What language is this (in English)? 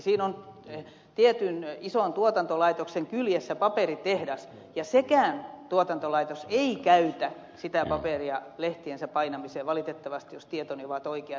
Finnish